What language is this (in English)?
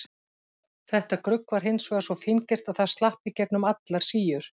Icelandic